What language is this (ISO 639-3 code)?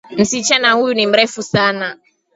swa